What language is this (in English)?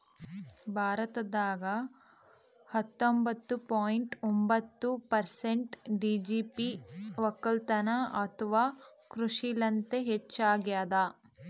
Kannada